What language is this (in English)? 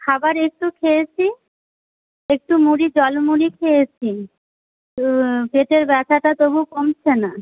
Bangla